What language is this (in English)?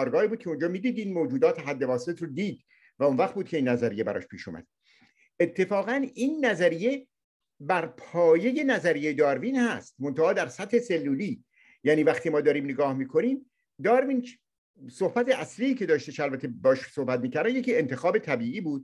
Persian